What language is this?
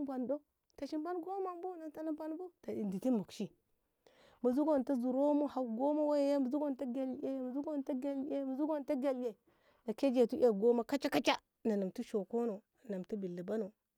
Ngamo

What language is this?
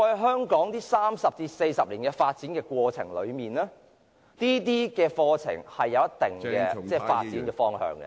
Cantonese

